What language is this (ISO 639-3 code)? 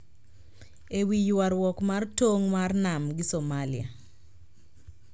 luo